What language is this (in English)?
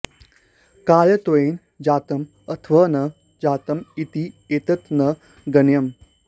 Sanskrit